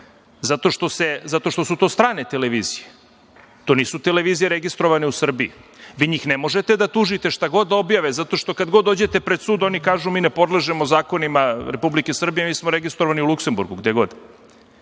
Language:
Serbian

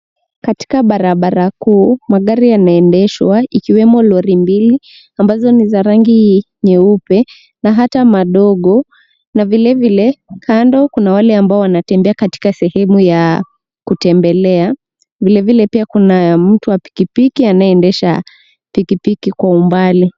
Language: Swahili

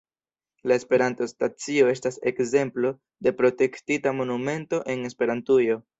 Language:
Esperanto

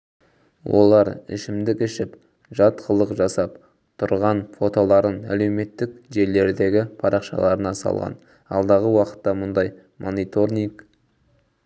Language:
Kazakh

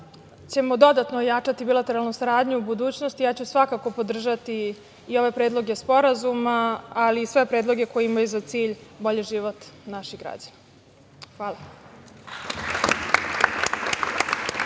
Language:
Serbian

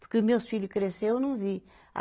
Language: Portuguese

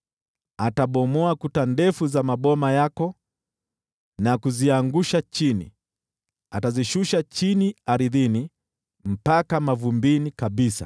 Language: Swahili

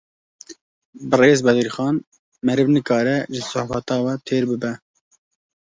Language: Kurdish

